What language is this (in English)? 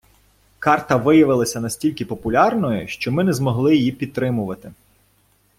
Ukrainian